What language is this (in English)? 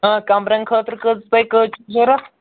Kashmiri